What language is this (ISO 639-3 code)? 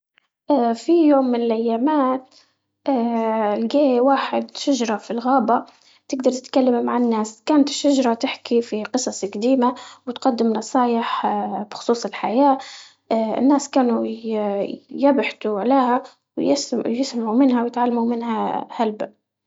ayl